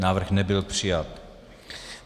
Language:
Czech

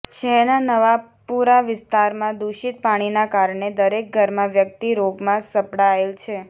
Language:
Gujarati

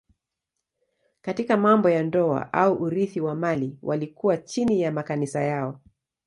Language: Swahili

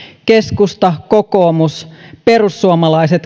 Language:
Finnish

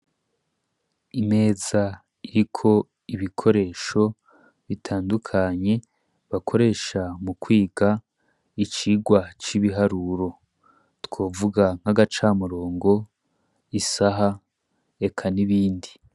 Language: Rundi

